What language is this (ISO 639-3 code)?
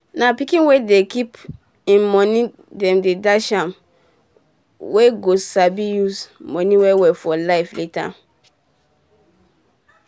pcm